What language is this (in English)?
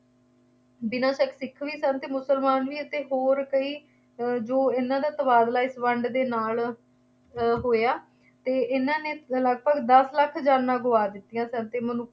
Punjabi